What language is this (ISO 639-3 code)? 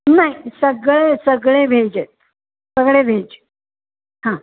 mar